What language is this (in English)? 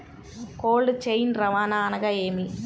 Telugu